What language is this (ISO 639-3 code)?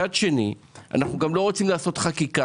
heb